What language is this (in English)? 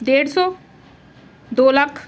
Punjabi